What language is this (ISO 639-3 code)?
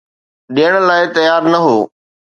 snd